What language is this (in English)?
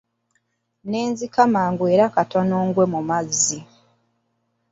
Ganda